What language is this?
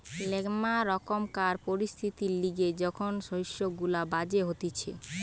Bangla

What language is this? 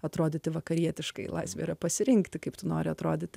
Lithuanian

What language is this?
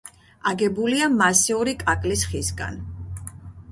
Georgian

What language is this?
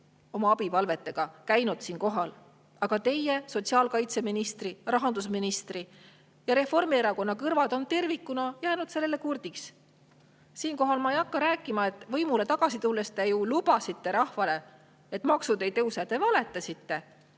Estonian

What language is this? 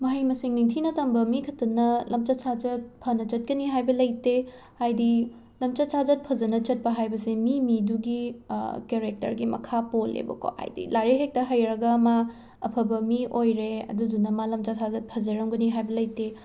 Manipuri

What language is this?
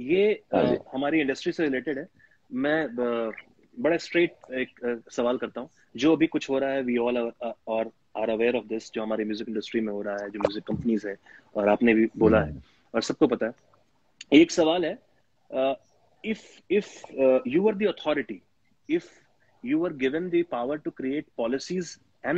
Hindi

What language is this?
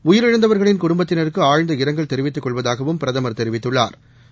Tamil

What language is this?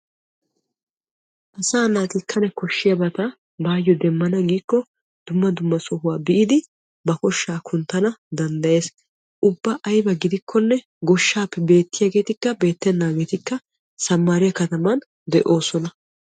Wolaytta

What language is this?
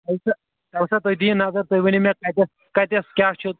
Kashmiri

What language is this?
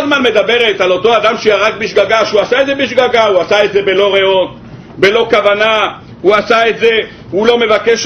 Hebrew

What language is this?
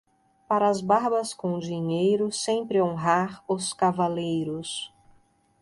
Portuguese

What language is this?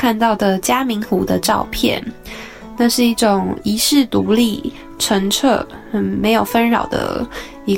Chinese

